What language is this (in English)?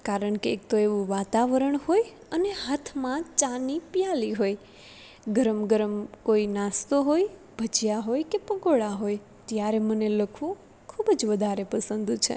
Gujarati